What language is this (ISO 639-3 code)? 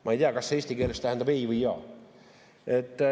est